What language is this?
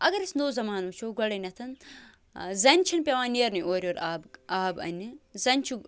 Kashmiri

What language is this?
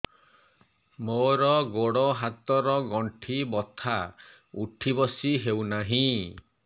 Odia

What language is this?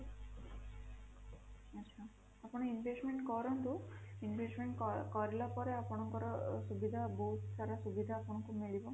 Odia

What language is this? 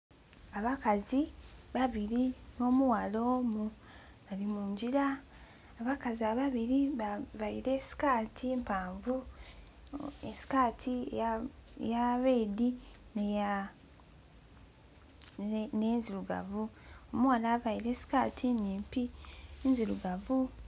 Soga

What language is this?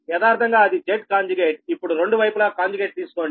Telugu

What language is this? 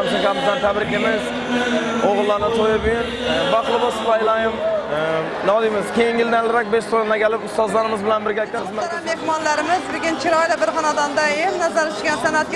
Turkish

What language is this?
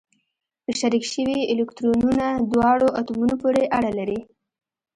Pashto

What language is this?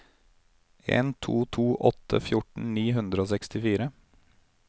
Norwegian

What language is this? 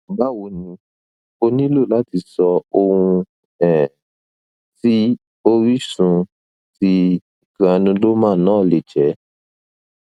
Yoruba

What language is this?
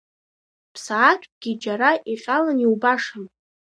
Abkhazian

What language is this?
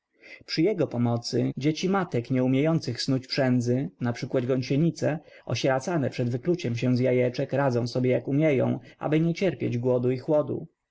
Polish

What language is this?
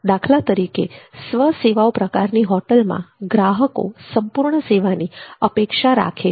Gujarati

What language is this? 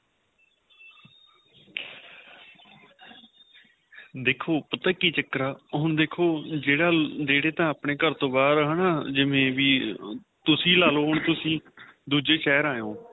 Punjabi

